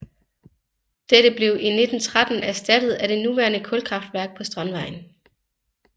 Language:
Danish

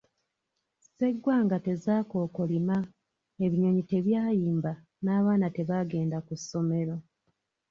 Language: Ganda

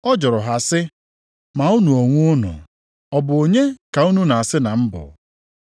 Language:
Igbo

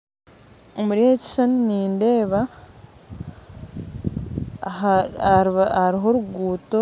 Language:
Nyankole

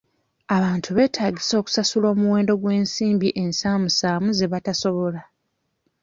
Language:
Ganda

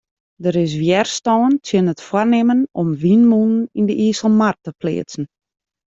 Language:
Western Frisian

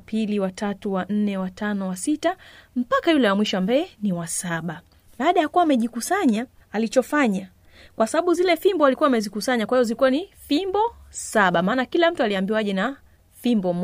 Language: Swahili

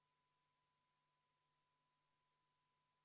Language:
Estonian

